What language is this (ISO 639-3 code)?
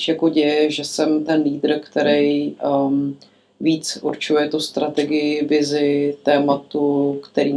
ces